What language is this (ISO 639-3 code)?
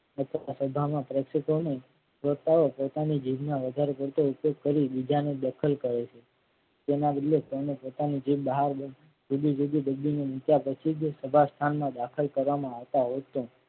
guj